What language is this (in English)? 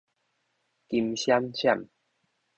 Min Nan Chinese